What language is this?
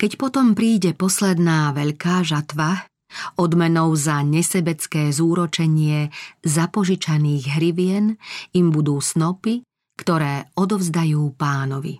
Slovak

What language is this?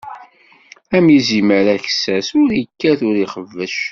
Kabyle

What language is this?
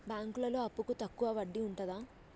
Telugu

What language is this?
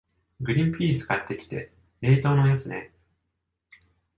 Japanese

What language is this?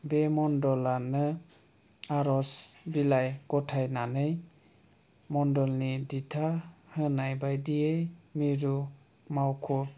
Bodo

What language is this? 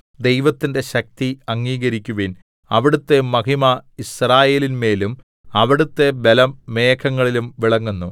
Malayalam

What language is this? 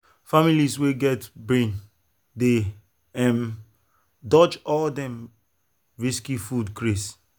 Nigerian Pidgin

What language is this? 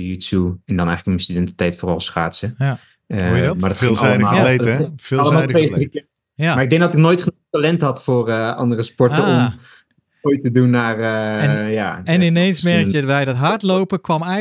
Dutch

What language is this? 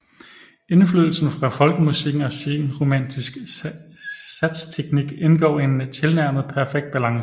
Danish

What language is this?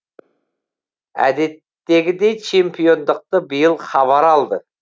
Kazakh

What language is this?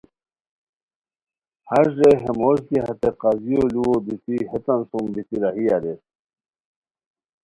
Khowar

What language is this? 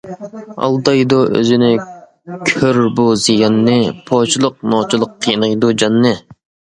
Uyghur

